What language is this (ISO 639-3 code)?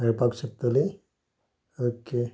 kok